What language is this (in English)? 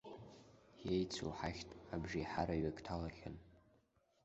Abkhazian